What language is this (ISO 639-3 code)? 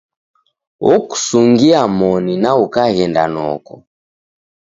dav